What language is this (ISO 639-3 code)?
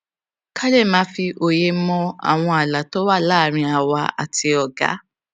yor